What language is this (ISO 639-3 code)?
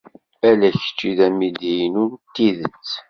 kab